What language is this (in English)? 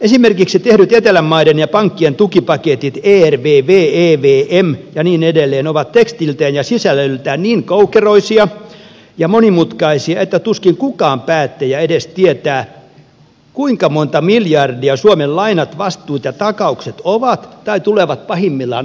Finnish